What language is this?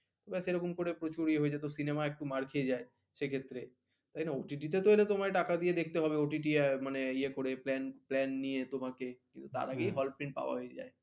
Bangla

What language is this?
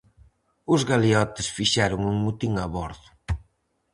Galician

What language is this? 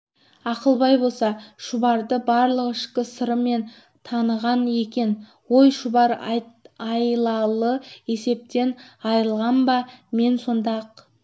Kazakh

